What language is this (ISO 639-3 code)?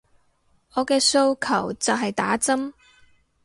yue